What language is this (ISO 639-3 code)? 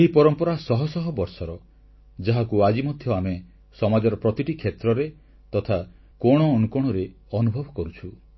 ori